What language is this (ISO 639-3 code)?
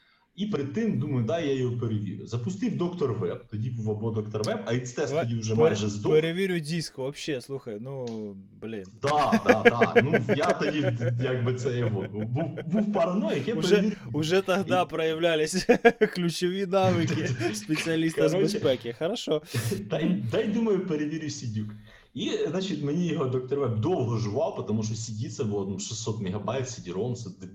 ukr